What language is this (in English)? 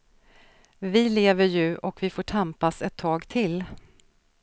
Swedish